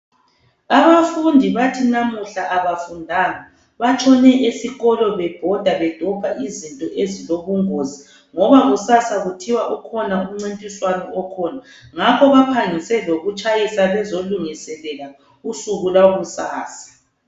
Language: North Ndebele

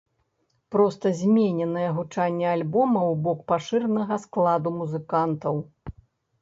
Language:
Belarusian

